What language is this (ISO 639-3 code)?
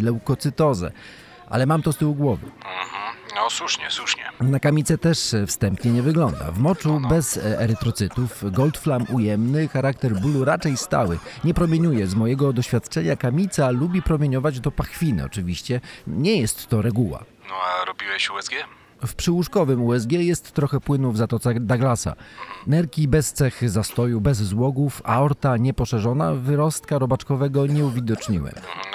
pol